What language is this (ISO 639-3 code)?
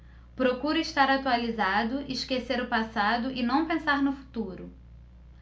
por